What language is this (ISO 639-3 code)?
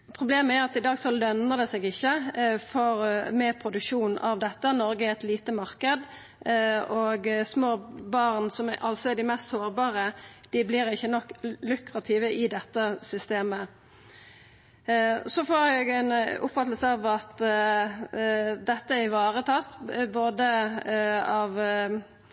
nno